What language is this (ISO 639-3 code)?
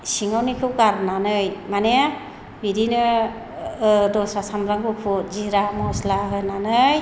brx